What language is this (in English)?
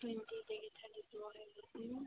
Manipuri